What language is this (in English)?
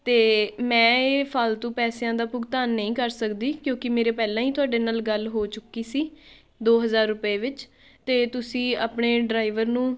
Punjabi